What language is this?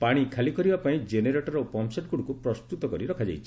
Odia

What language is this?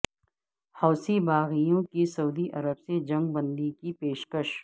Urdu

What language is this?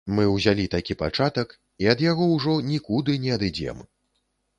Belarusian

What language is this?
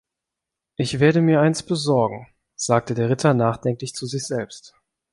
German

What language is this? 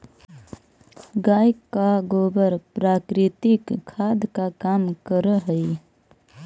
Magahi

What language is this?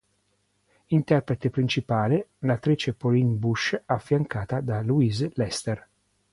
Italian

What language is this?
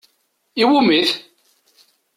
Kabyle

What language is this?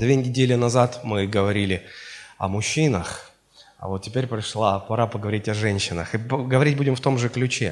Russian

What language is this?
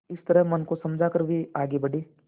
Hindi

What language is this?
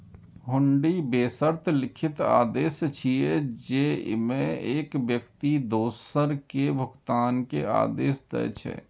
Maithili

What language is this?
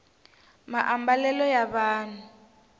Tsonga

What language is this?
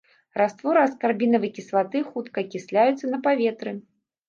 Belarusian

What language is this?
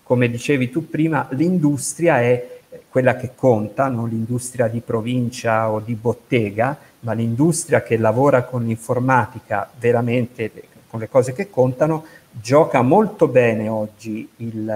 Italian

